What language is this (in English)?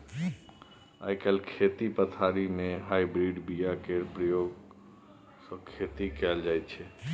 Maithili